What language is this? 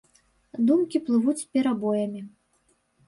Belarusian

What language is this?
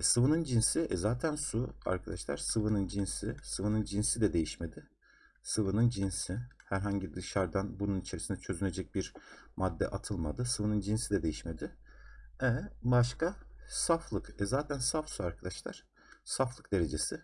Turkish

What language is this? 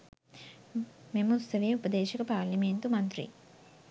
Sinhala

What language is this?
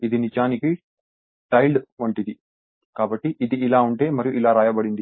Telugu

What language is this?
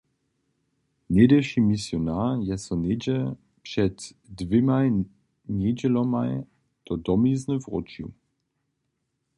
Upper Sorbian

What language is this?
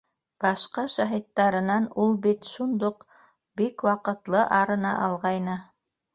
Bashkir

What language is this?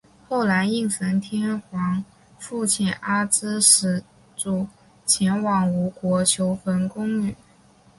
Chinese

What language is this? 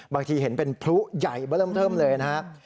Thai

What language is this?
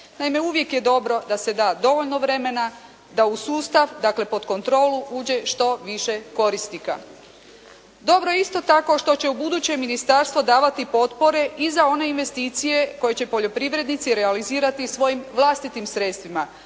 Croatian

